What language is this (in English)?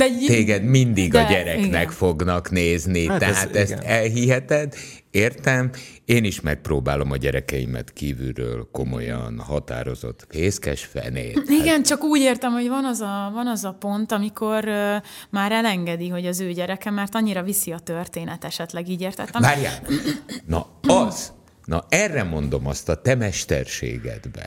Hungarian